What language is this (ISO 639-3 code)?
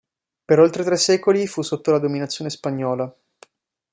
ita